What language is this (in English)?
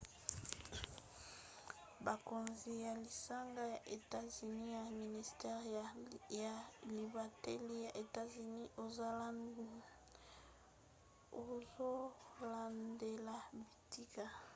Lingala